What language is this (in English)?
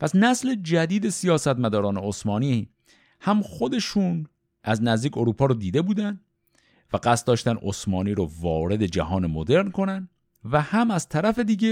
Persian